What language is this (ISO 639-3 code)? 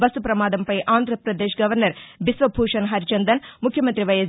tel